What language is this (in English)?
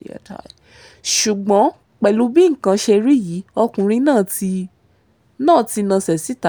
Yoruba